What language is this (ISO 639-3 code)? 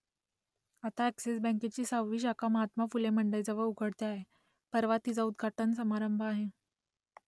mar